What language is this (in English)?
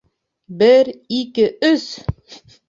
Bashkir